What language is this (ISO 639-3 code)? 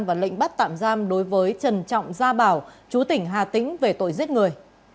vie